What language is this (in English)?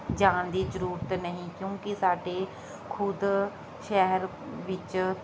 Punjabi